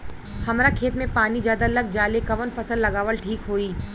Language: Bhojpuri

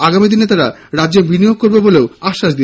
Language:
Bangla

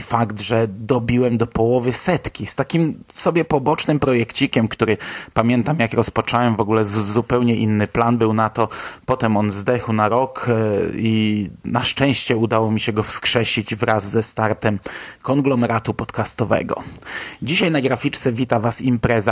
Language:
Polish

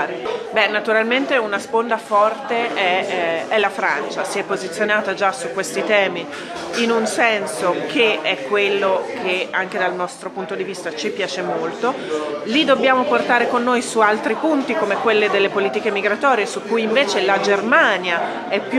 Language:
Italian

